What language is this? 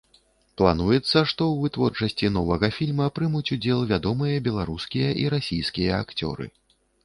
Belarusian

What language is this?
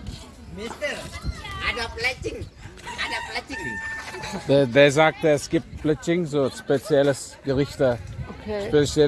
German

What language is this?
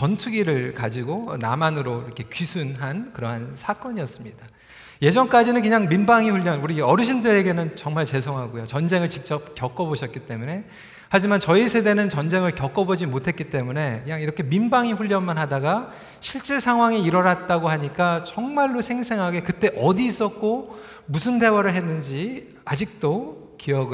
Korean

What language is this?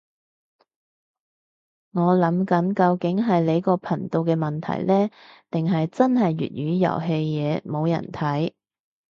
Cantonese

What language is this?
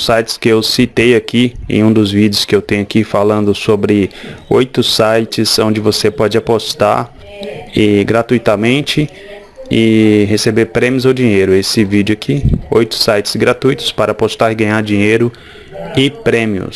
Portuguese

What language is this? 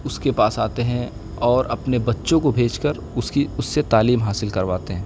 Urdu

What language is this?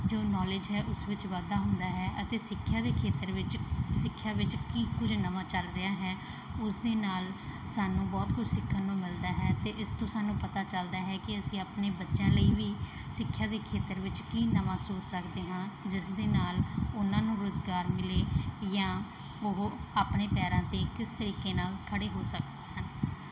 Punjabi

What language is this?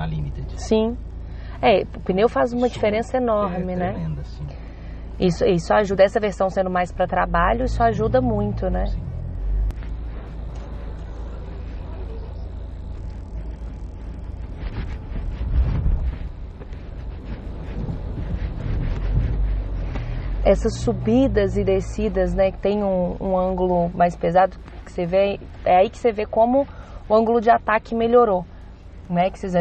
Portuguese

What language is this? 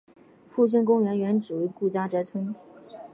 Chinese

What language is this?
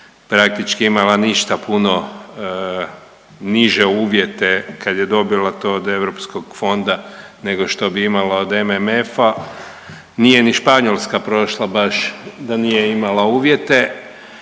Croatian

